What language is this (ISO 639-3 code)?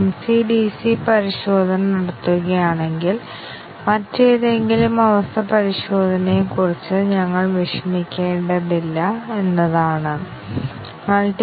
mal